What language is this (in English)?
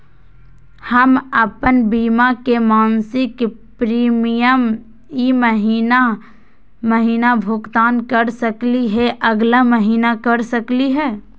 Magahi